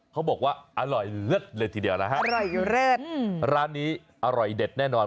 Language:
Thai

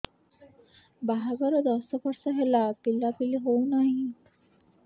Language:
Odia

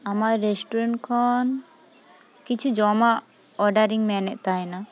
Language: Santali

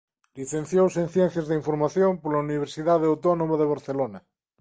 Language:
Galician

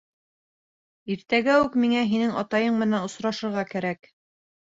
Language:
Bashkir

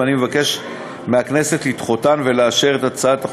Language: Hebrew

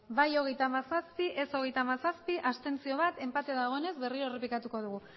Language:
Basque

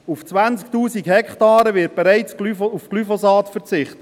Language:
Swiss German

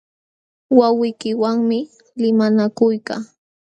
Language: Jauja Wanca Quechua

